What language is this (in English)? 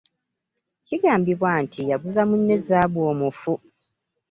Ganda